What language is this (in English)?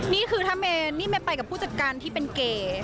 Thai